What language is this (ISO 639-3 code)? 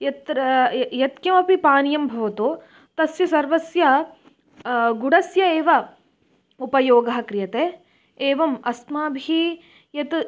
san